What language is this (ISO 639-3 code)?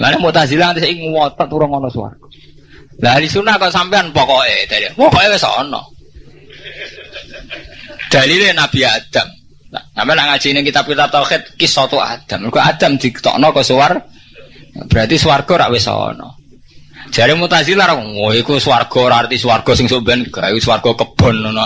ind